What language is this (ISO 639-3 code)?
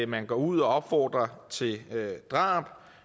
dan